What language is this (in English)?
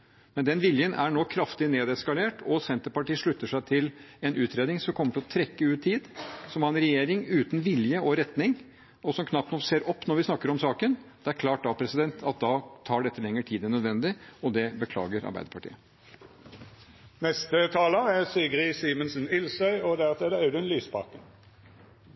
Norwegian